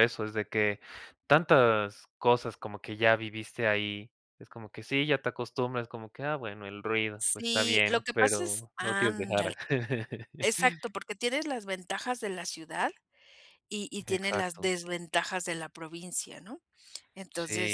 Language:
Spanish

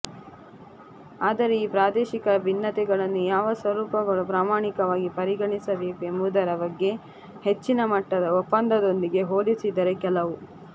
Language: Kannada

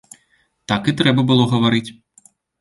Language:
Belarusian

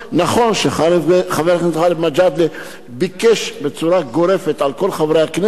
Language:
Hebrew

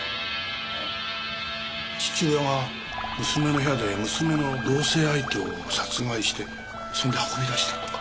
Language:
Japanese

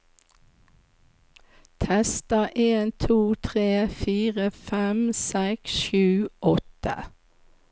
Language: Norwegian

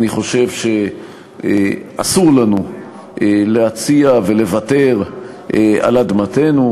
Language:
Hebrew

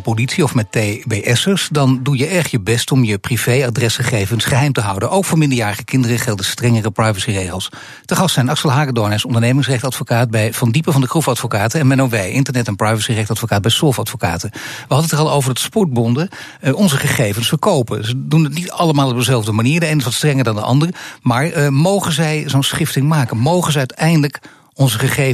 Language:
Dutch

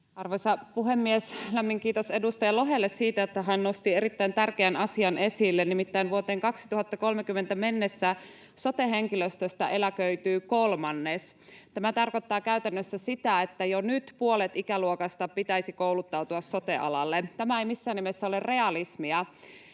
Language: Finnish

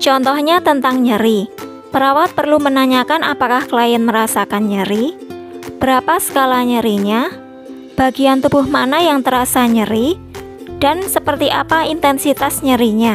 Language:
Indonesian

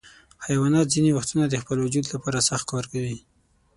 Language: Pashto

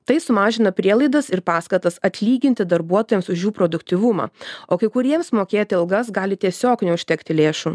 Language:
Lithuanian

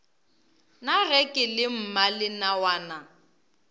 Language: Northern Sotho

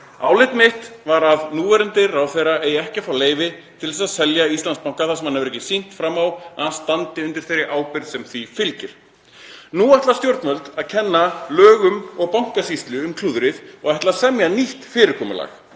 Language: Icelandic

